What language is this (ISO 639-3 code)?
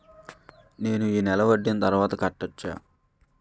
tel